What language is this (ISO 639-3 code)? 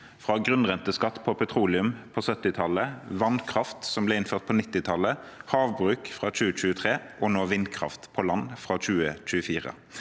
nor